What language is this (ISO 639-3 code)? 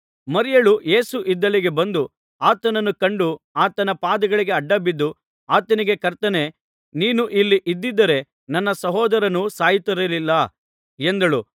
kan